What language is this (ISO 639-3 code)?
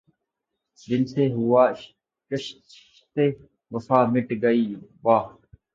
urd